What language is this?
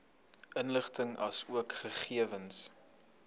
Afrikaans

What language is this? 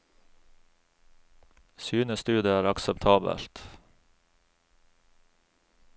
Norwegian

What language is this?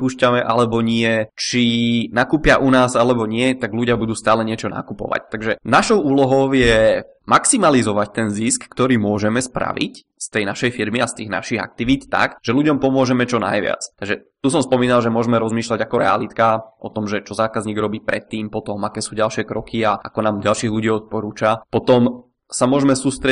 Czech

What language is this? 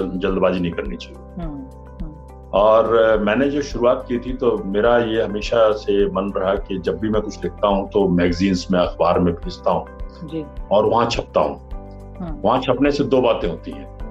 Hindi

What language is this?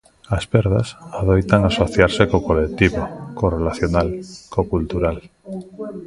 Galician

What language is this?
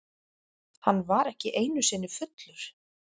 Icelandic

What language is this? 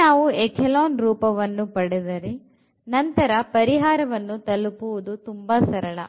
Kannada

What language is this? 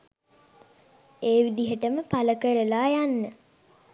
Sinhala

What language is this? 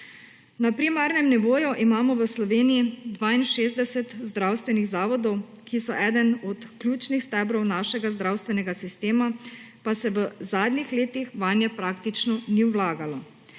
Slovenian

